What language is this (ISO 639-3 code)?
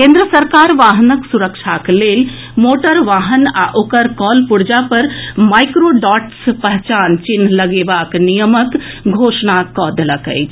mai